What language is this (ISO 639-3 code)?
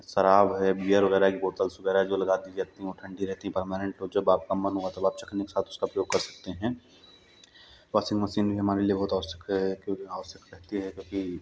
hin